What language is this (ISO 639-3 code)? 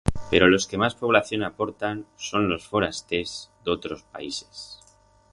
arg